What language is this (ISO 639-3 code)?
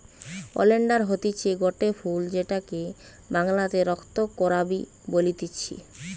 ben